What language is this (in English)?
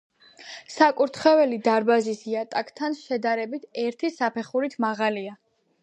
Georgian